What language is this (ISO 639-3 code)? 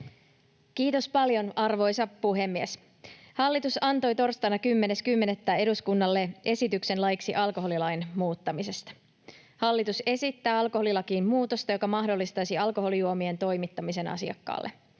fin